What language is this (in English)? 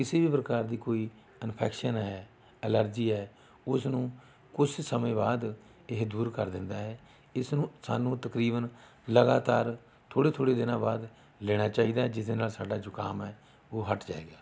Punjabi